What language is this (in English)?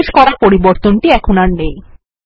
Bangla